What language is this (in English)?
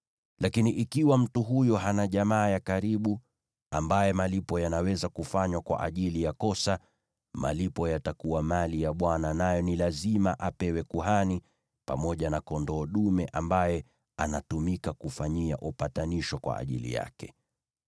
Swahili